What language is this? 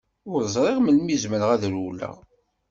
Kabyle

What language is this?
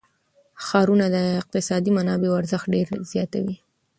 Pashto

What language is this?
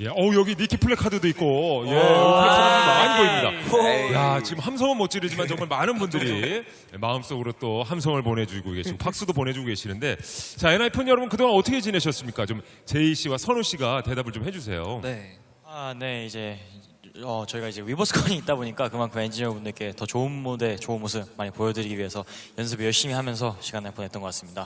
Korean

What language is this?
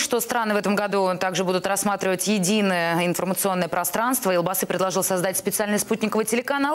Russian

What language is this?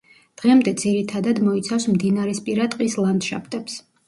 Georgian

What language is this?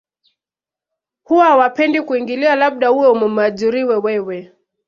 Swahili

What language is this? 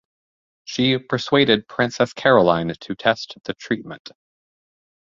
English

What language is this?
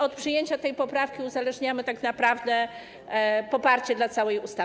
Polish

